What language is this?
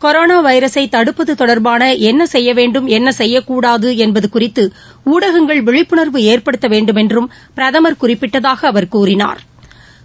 Tamil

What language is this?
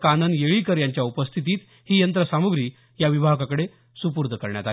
Marathi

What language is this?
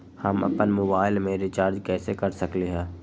Magahi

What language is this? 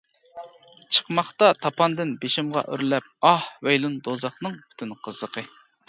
Uyghur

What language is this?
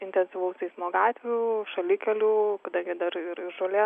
Lithuanian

